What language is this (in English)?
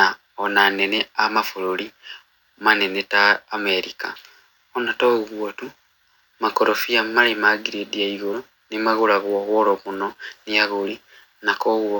Kikuyu